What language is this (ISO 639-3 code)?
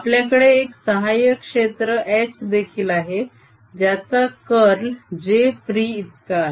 mar